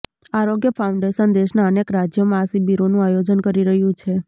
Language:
Gujarati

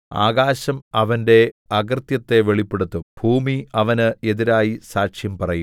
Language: Malayalam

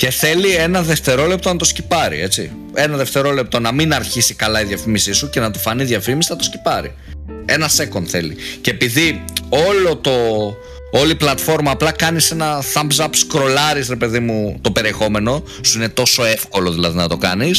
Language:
Greek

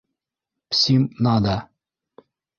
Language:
Bashkir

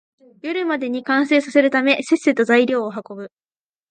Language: Japanese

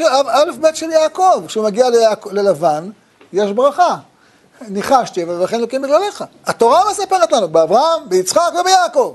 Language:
Hebrew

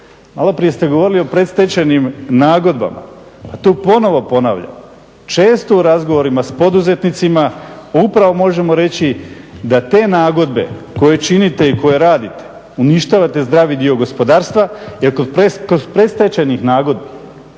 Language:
Croatian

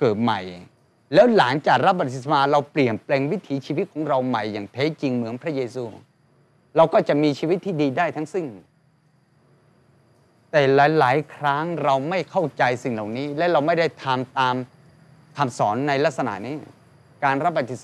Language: Thai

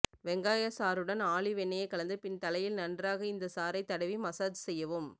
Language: Tamil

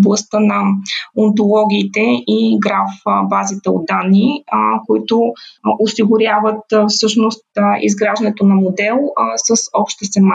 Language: Bulgarian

